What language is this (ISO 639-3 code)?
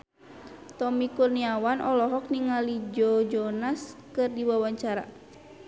sun